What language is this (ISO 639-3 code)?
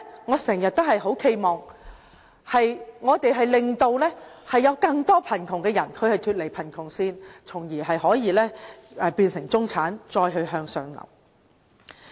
yue